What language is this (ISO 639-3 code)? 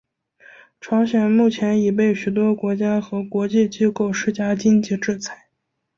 zho